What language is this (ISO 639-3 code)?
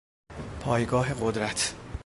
fas